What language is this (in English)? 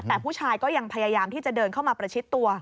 Thai